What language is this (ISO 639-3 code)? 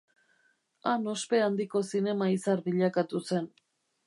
eus